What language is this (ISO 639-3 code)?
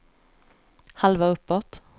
swe